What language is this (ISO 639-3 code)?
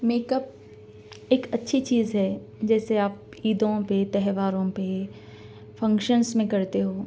urd